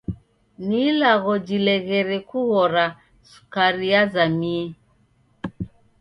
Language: Taita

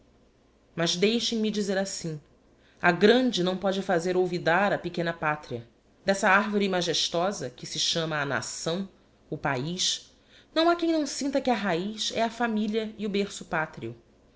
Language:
Portuguese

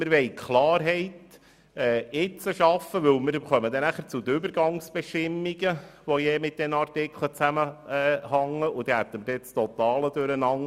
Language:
Swiss German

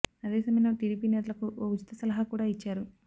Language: Telugu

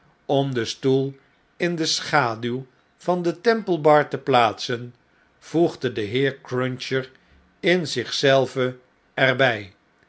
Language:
Dutch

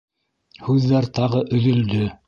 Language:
Bashkir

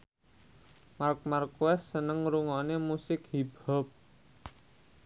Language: Javanese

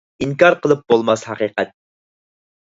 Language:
Uyghur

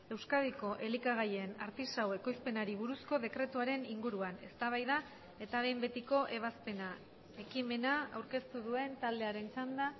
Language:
Basque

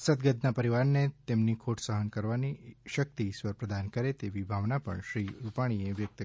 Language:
Gujarati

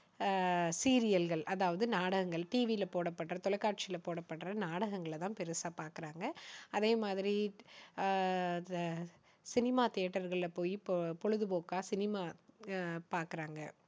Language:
Tamil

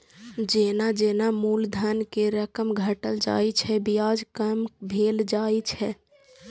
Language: Maithili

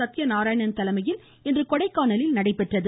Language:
Tamil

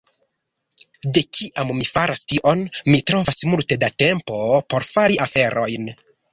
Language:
Esperanto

